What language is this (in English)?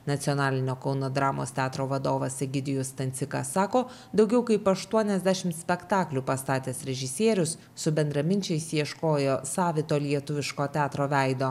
Lithuanian